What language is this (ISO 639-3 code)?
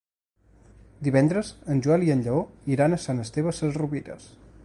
cat